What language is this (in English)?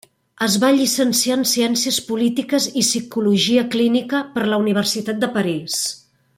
Catalan